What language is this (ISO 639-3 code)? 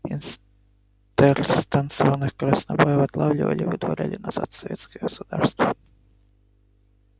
rus